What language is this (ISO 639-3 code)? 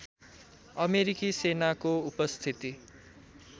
nep